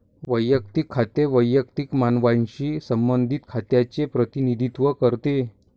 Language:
Marathi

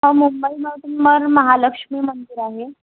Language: Marathi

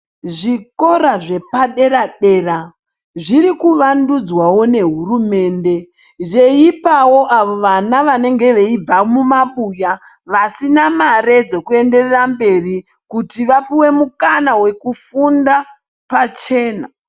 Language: Ndau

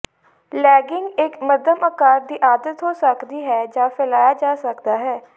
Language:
Punjabi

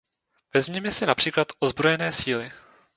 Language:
Czech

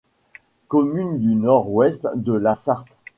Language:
French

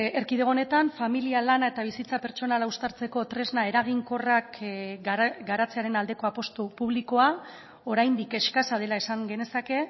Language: Basque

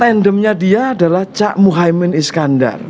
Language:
Indonesian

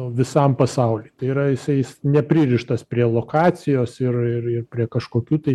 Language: Lithuanian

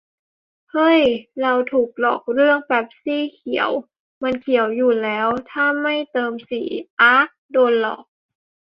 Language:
Thai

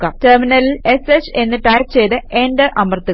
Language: Malayalam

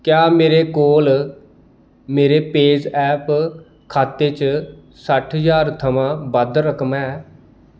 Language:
Dogri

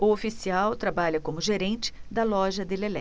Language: Portuguese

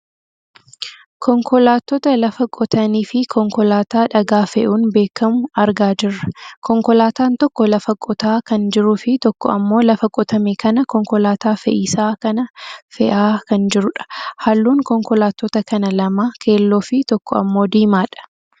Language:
Oromo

